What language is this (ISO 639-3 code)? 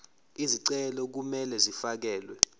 zul